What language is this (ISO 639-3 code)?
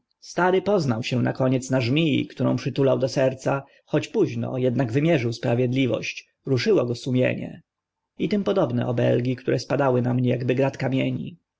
pol